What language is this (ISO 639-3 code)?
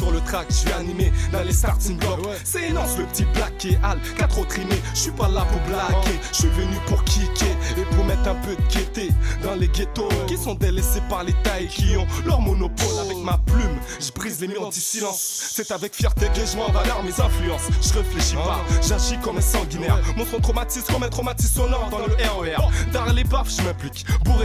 fra